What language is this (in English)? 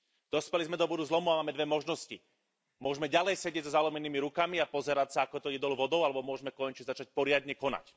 Slovak